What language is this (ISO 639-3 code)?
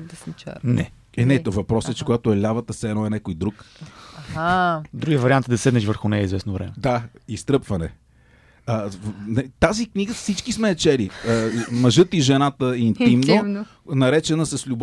bul